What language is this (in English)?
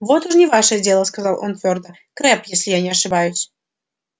Russian